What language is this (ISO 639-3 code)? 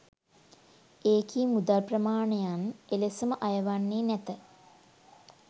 sin